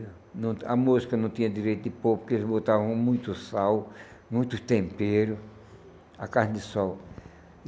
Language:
Portuguese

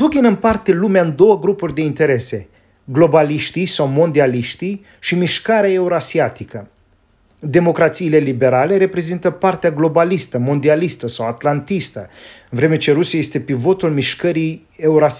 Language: Romanian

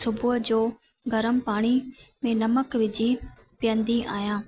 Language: Sindhi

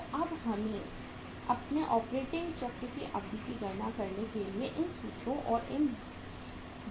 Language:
Hindi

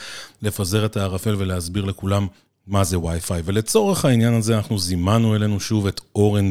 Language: Hebrew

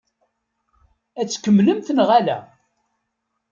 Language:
Kabyle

